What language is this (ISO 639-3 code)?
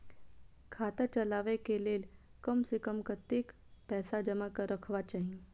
mai